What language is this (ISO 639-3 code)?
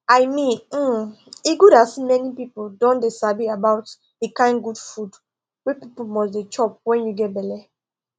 pcm